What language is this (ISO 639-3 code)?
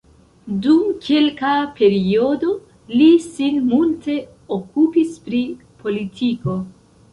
epo